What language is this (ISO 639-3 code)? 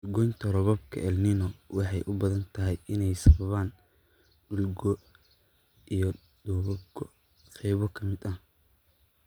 som